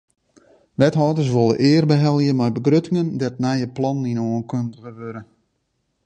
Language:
Western Frisian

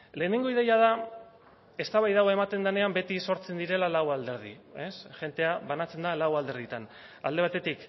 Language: Basque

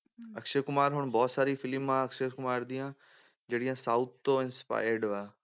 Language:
Punjabi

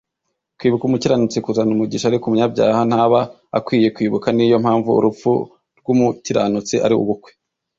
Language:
Kinyarwanda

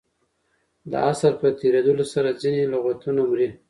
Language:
Pashto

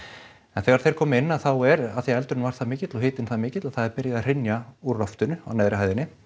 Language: Icelandic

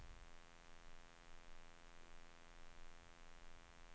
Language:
Swedish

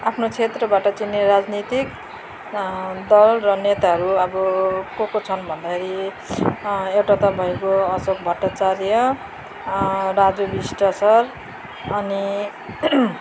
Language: Nepali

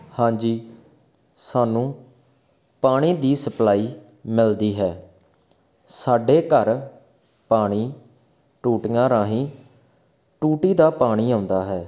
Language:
Punjabi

